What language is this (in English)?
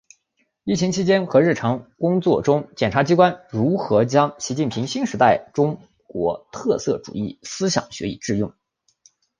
Chinese